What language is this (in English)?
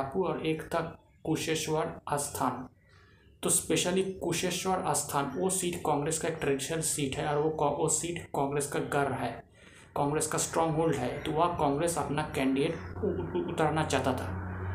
Hindi